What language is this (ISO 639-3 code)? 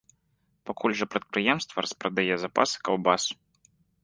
bel